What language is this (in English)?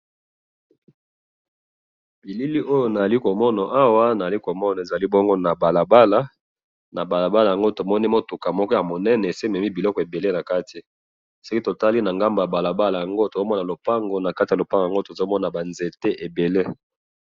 Lingala